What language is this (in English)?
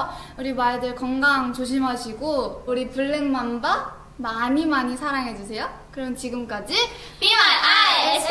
Korean